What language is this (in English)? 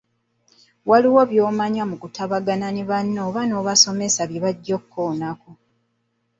Ganda